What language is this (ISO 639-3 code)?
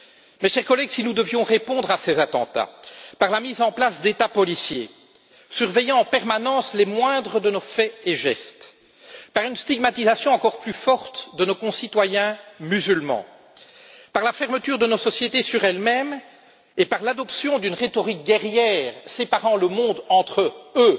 fra